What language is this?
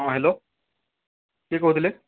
Odia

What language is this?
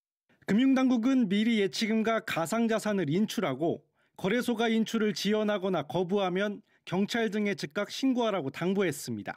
Korean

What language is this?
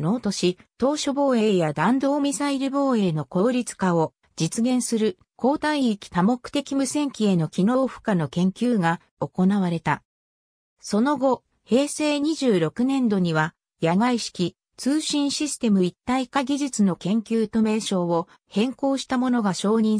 Japanese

